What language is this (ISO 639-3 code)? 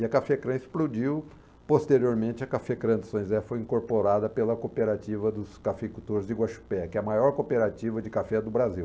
por